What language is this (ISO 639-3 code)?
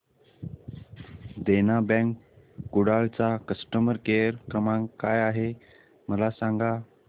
mar